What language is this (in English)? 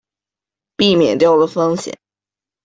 Chinese